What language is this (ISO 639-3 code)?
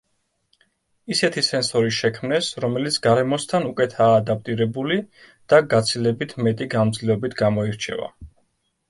kat